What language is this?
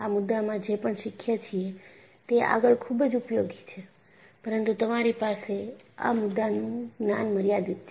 Gujarati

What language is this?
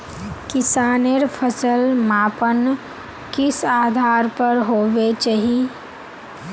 Magahi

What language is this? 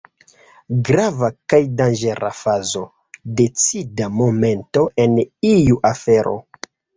Esperanto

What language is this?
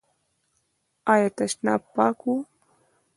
Pashto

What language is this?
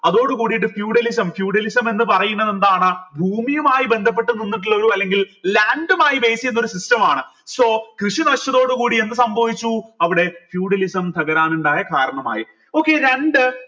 Malayalam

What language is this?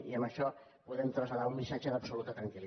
Catalan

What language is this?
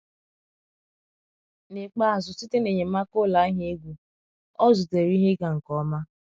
Igbo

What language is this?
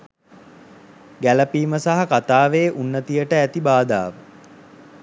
Sinhala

